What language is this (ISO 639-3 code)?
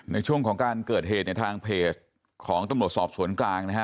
tha